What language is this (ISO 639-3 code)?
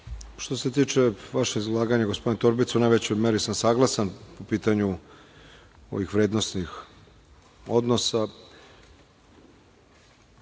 srp